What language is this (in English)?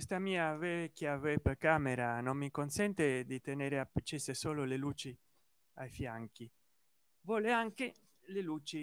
Italian